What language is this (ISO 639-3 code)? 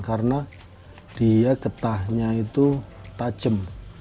ind